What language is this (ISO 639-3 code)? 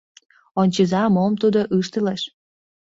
chm